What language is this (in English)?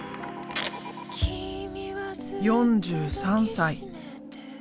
Japanese